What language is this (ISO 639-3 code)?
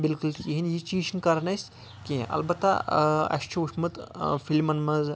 kas